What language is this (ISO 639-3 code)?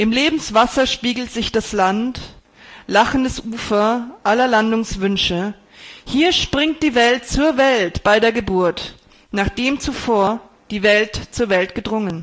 deu